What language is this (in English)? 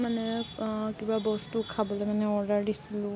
Assamese